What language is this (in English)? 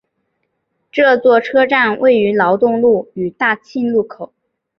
Chinese